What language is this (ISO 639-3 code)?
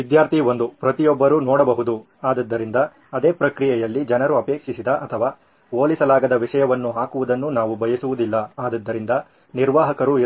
kan